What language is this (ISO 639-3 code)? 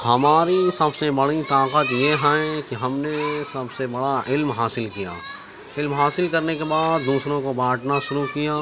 urd